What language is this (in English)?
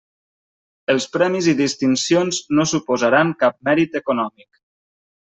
Catalan